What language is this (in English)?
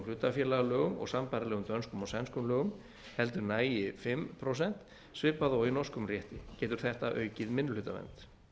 Icelandic